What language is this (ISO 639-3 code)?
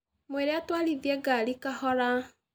kik